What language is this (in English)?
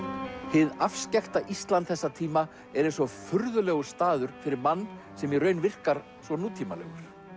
Icelandic